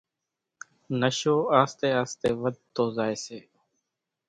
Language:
Kachi Koli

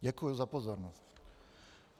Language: Czech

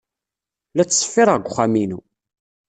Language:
Kabyle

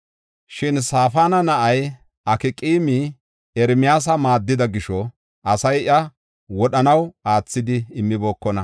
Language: Gofa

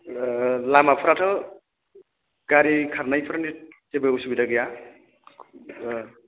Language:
Bodo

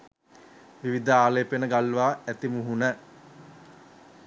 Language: Sinhala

